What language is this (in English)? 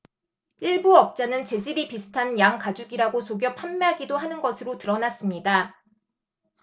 Korean